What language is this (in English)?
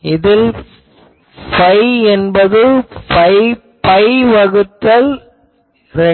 Tamil